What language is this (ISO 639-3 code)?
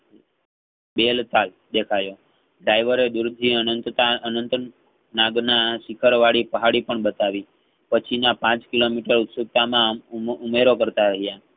guj